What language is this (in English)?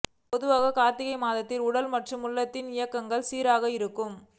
Tamil